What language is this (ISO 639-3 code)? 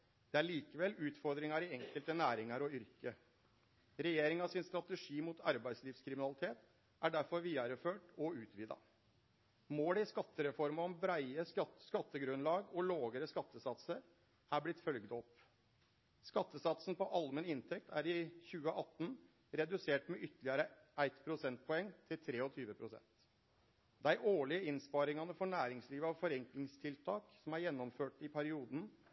nno